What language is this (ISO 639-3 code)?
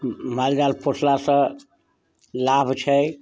mai